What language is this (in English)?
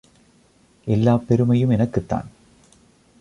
Tamil